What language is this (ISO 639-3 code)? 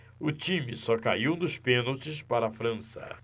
por